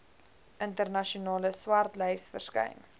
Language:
Afrikaans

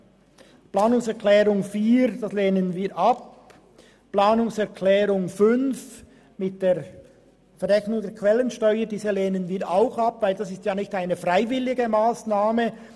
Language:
Swiss German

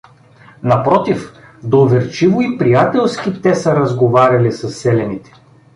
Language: Bulgarian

